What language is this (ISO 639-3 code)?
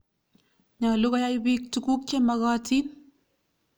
kln